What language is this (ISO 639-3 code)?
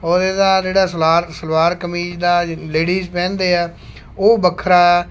pan